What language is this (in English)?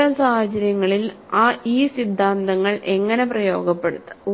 Malayalam